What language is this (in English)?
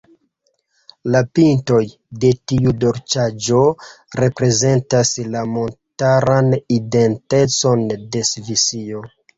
Esperanto